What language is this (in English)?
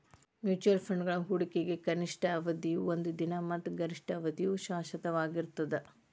Kannada